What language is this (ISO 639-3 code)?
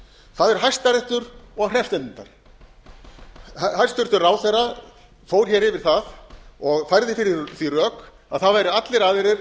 isl